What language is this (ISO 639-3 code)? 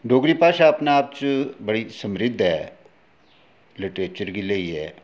doi